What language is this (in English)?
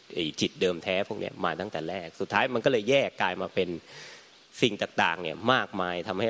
Thai